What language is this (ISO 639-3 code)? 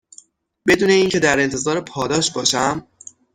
fas